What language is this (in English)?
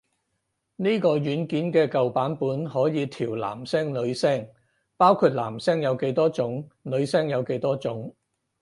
Cantonese